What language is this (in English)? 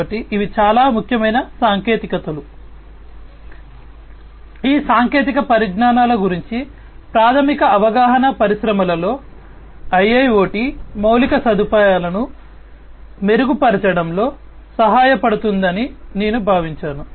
Telugu